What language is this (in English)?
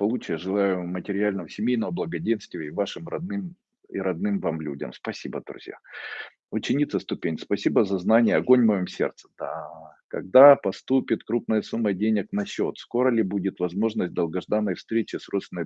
Russian